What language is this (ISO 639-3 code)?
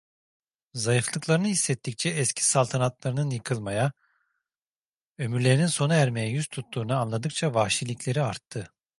tur